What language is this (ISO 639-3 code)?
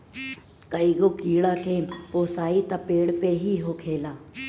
bho